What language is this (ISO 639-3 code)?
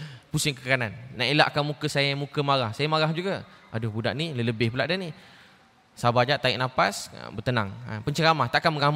msa